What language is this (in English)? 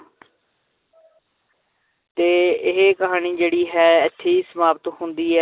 Punjabi